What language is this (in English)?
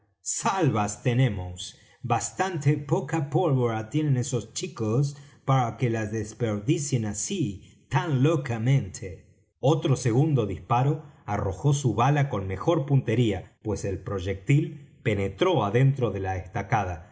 Spanish